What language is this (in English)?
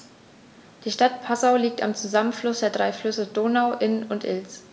German